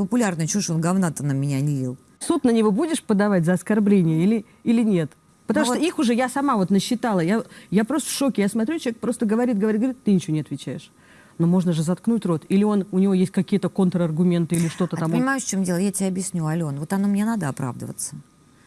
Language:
Russian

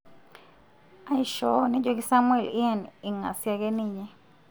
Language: Masai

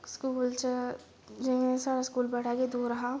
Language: Dogri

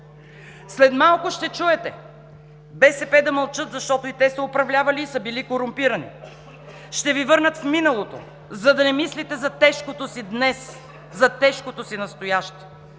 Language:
Bulgarian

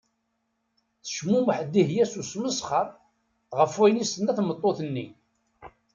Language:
Kabyle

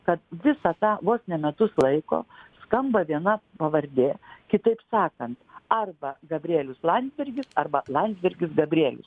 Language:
Lithuanian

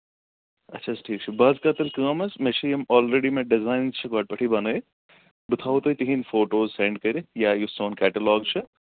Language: Kashmiri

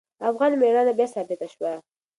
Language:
Pashto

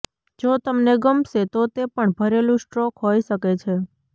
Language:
Gujarati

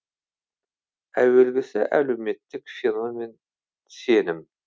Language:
Kazakh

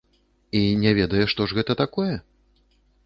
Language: Belarusian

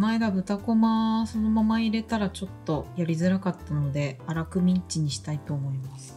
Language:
Japanese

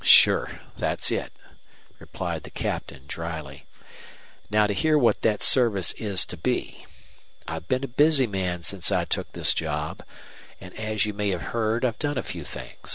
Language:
English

